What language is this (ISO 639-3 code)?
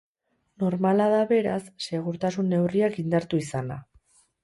eus